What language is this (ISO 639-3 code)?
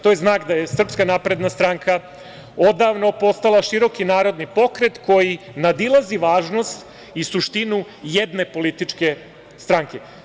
srp